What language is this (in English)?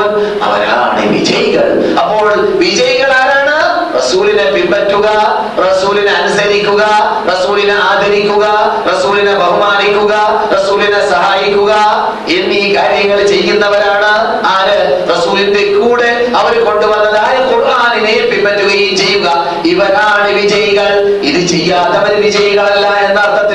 Malayalam